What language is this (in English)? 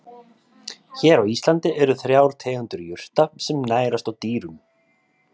Icelandic